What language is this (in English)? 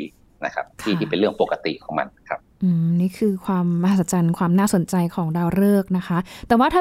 Thai